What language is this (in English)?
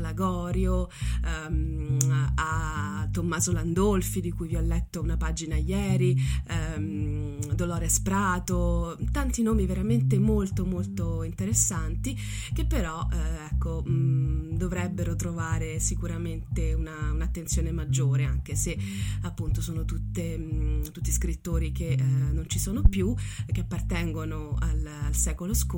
Italian